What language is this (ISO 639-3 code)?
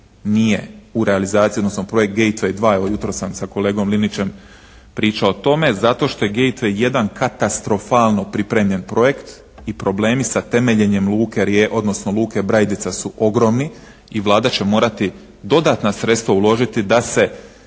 hrv